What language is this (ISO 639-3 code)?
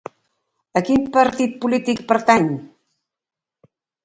cat